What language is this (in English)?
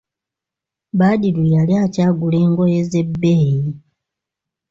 Ganda